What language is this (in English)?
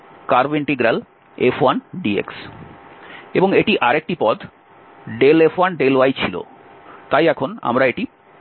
Bangla